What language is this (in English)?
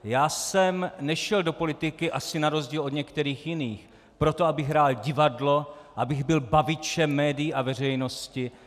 Czech